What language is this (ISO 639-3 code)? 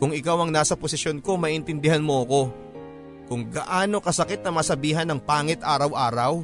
fil